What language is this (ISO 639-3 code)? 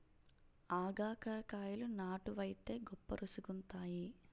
tel